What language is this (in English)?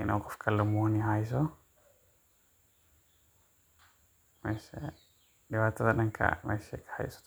Somali